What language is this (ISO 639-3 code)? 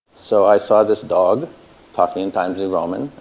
eng